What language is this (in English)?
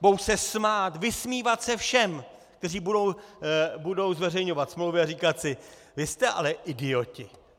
Czech